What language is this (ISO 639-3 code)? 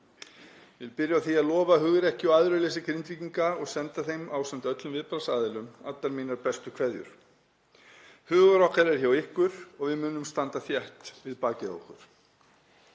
isl